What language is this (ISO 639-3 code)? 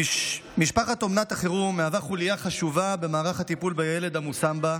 heb